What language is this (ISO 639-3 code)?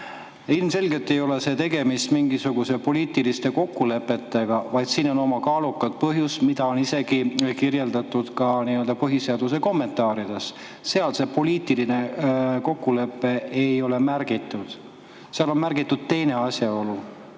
est